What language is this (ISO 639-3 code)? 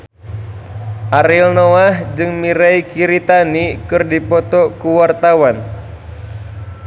sun